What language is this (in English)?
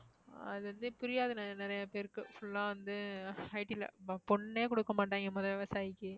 Tamil